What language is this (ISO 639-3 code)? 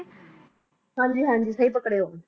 pan